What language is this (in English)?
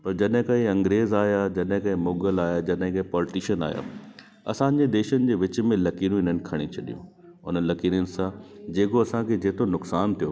Sindhi